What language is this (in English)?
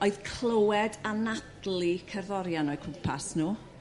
Welsh